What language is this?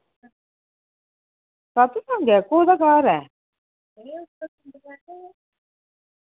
Dogri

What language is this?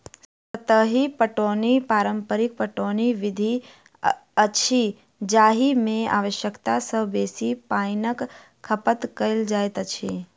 Maithili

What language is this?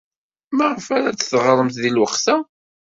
Kabyle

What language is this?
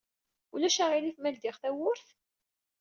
Kabyle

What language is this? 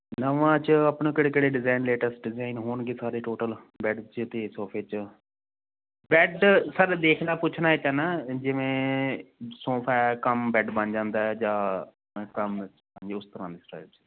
Punjabi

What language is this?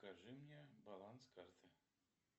Russian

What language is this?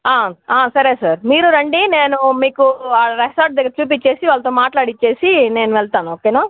Telugu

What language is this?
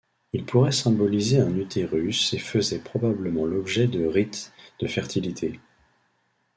French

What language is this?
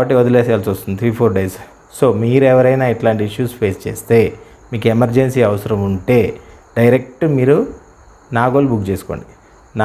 Telugu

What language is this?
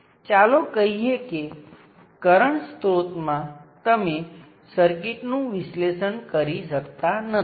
Gujarati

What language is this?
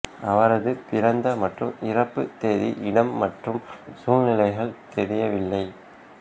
Tamil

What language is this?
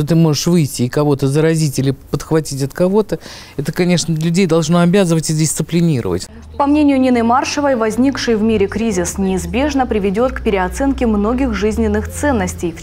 Russian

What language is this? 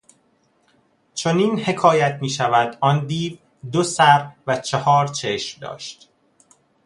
Persian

